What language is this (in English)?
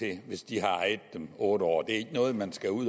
Danish